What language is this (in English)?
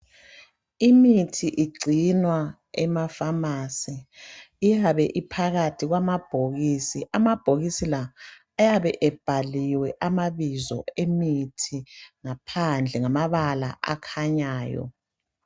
North Ndebele